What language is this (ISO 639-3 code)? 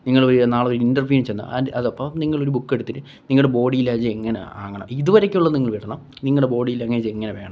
mal